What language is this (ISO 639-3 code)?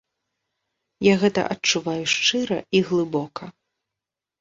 bel